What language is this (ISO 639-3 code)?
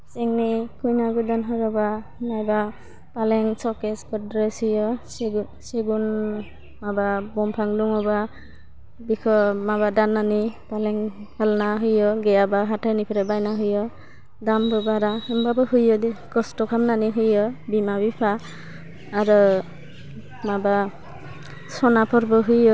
brx